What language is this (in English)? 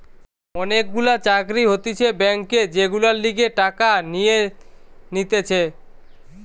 Bangla